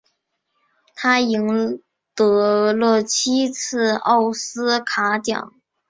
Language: Chinese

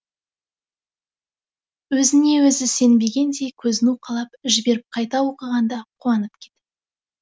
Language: Kazakh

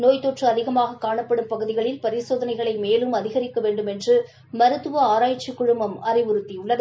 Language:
Tamil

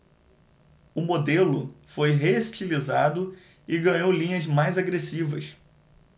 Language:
Portuguese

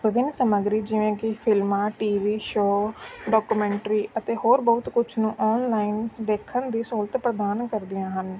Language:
Punjabi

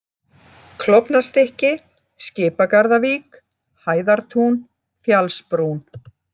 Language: Icelandic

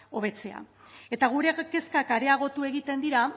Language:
Basque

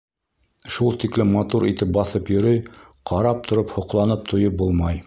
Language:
Bashkir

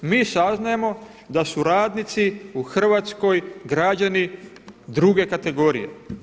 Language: Croatian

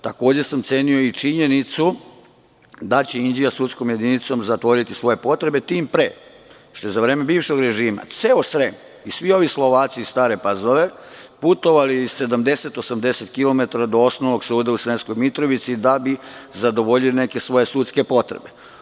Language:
Serbian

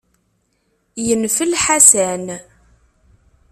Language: Kabyle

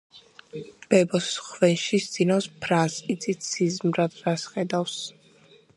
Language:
Georgian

